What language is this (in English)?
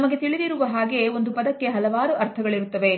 Kannada